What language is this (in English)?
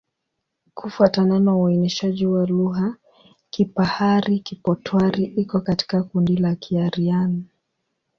Swahili